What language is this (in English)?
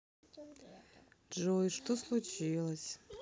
Russian